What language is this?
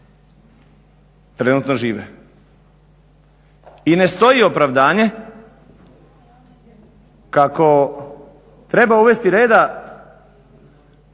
Croatian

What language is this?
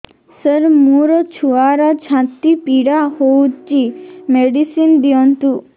Odia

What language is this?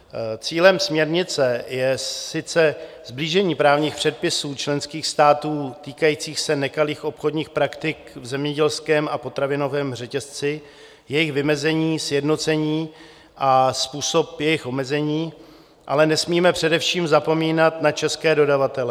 Czech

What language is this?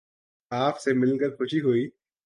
Urdu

